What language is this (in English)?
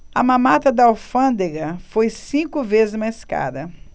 Portuguese